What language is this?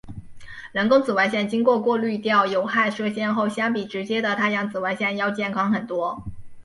Chinese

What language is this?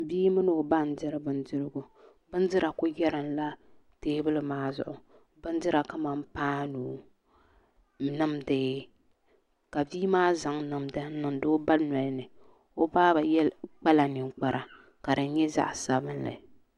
Dagbani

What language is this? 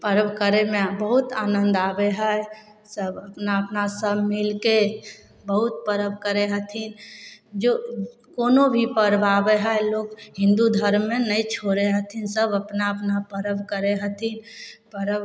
Maithili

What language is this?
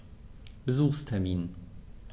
German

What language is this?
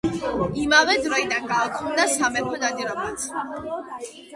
Georgian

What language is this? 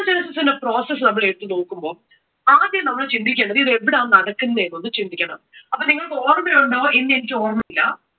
Malayalam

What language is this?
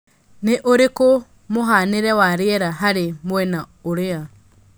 Kikuyu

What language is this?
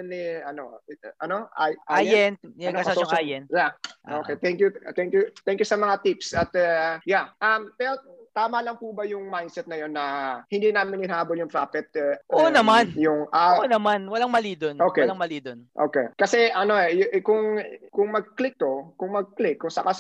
Filipino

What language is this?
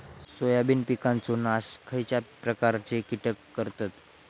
Marathi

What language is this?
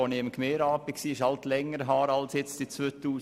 Swiss German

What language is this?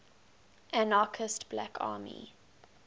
English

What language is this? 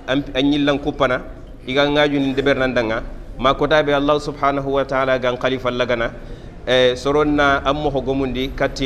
Arabic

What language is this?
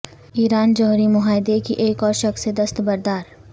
Urdu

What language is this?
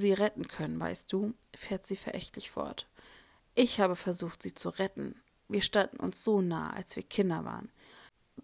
German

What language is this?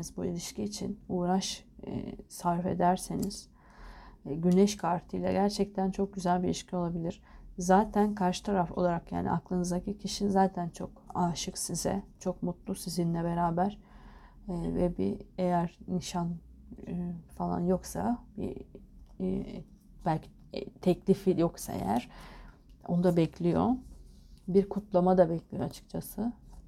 Turkish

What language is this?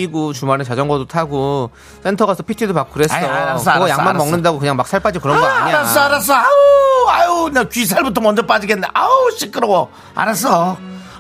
Korean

